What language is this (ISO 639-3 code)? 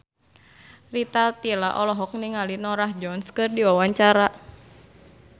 sun